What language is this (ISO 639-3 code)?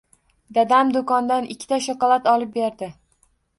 uzb